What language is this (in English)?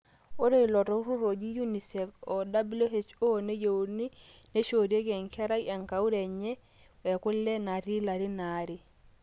Masai